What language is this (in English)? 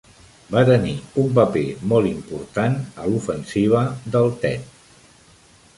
Catalan